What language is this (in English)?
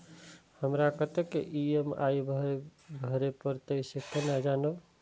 Maithili